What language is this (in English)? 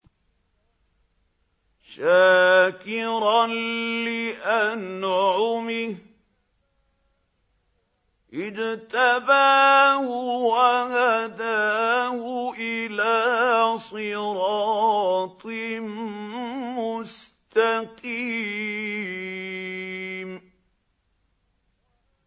Arabic